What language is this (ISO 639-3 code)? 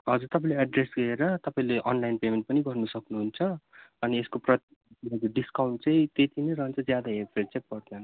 nep